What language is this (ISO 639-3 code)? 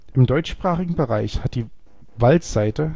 deu